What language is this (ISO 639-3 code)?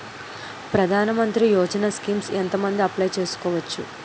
tel